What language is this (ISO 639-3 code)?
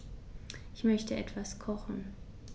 deu